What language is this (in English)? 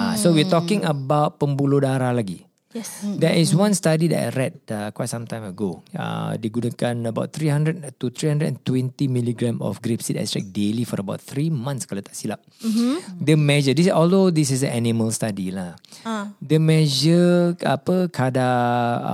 Malay